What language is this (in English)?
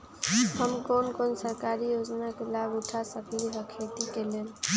Magahi